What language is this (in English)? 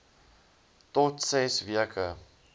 Afrikaans